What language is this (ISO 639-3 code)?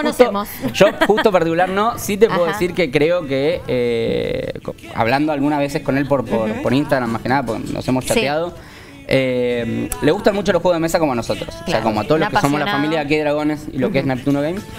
spa